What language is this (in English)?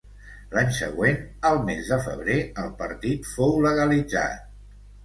Catalan